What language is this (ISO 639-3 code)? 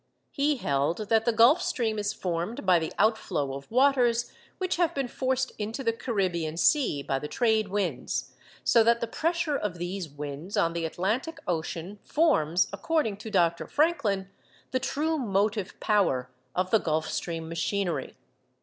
eng